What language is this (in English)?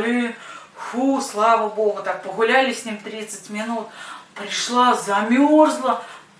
Russian